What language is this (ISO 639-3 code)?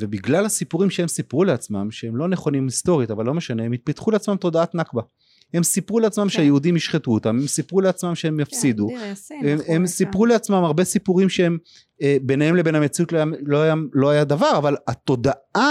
heb